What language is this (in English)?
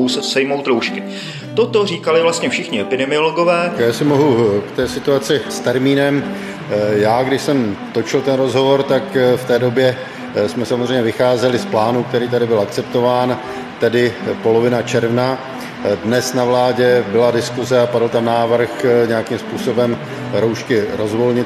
Czech